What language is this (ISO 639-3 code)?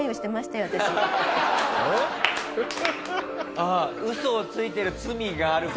jpn